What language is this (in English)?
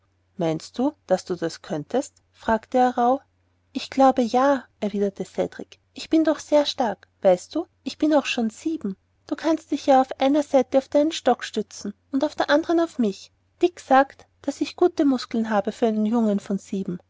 German